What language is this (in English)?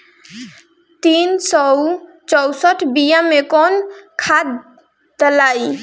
Bhojpuri